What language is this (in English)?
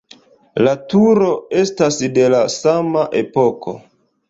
Esperanto